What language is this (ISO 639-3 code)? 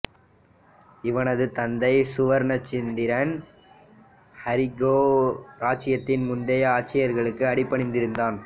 tam